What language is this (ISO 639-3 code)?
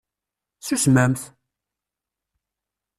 kab